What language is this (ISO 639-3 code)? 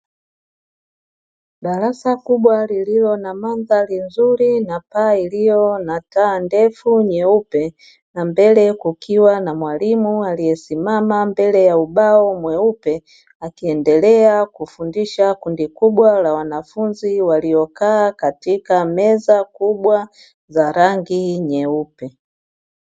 swa